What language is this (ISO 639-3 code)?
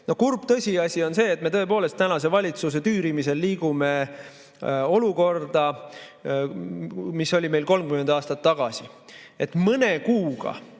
est